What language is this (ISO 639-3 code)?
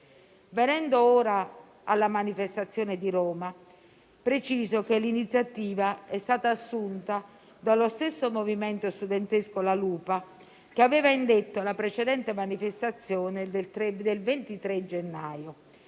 ita